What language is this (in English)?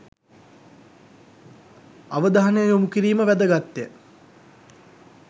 Sinhala